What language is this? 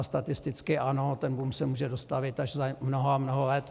Czech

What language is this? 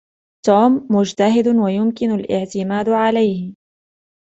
Arabic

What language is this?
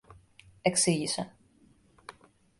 Greek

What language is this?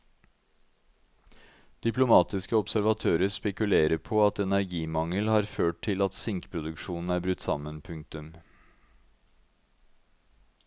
Norwegian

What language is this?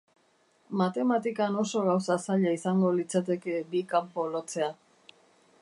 Basque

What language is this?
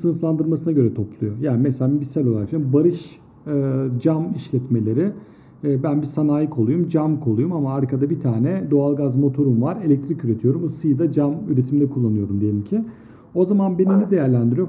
Turkish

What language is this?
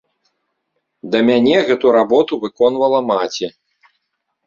Belarusian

